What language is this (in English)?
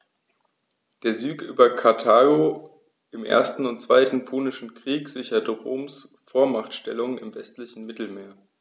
German